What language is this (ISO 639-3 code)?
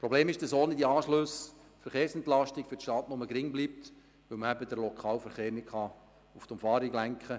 gsw